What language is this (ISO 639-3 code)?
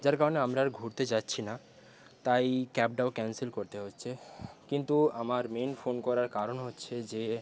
ben